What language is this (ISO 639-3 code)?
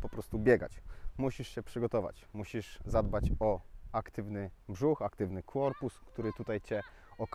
pol